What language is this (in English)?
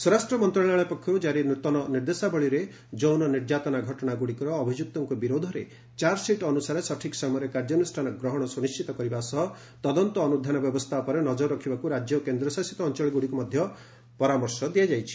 Odia